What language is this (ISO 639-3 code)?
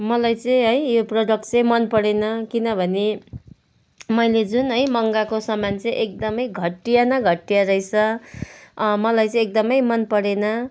nep